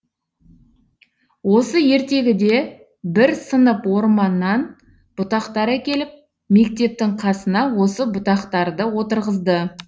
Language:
Kazakh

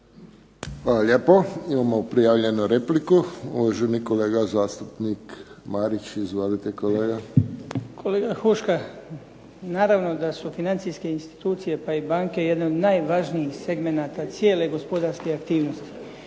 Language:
Croatian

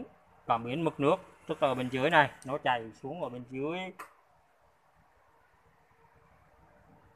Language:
Vietnamese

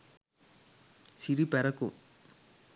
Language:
Sinhala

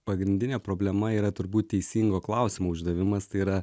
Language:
Lithuanian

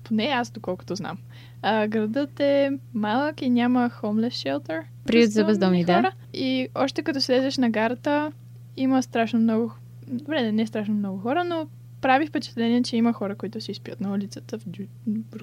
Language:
Bulgarian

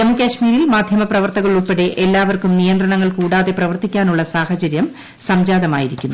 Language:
Malayalam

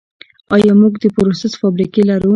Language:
Pashto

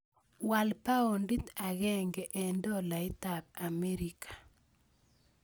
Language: Kalenjin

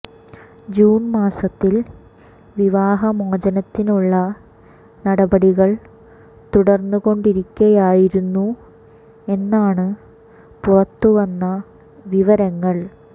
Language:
Malayalam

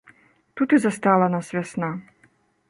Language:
Belarusian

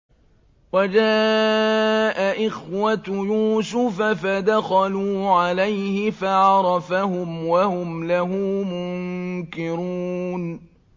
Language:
Arabic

